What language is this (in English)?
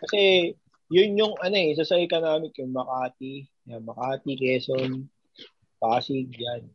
Filipino